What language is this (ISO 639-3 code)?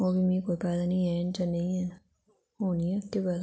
doi